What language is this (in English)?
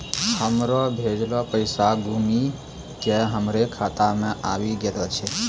Maithili